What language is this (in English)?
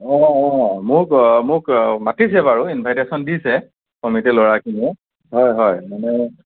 Assamese